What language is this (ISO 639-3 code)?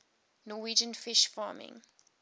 eng